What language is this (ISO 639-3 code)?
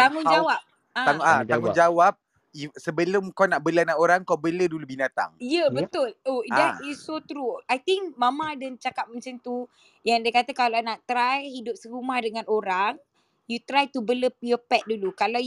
msa